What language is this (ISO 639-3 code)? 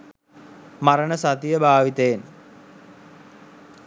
sin